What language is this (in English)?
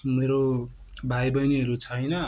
Nepali